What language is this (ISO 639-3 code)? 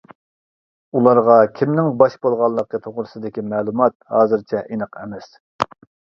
uig